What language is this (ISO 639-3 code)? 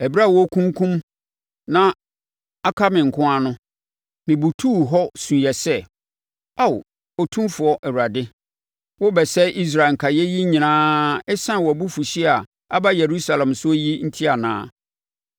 aka